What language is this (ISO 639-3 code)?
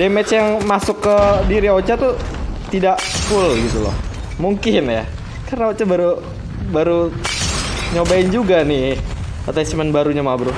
ind